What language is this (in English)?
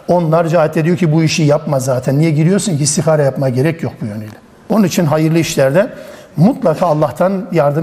Turkish